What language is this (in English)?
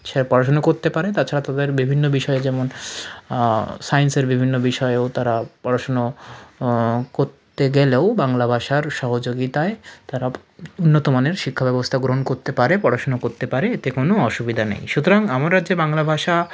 Bangla